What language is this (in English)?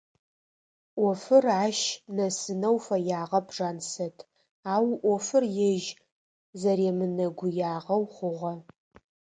Adyghe